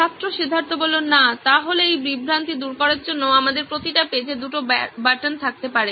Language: Bangla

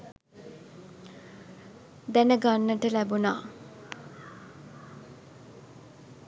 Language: Sinhala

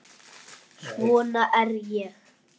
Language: Icelandic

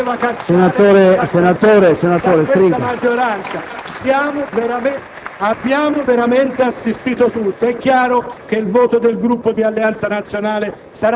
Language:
Italian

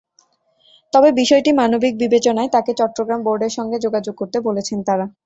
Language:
Bangla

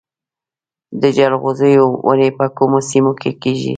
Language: Pashto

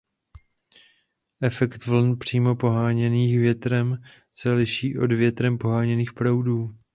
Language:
Czech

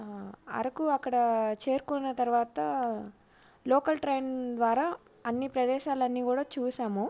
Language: Telugu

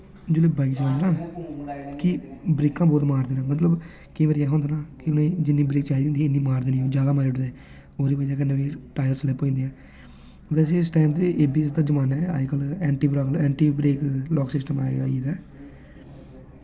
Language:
Dogri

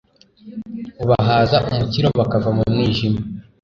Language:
Kinyarwanda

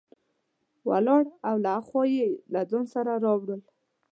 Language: Pashto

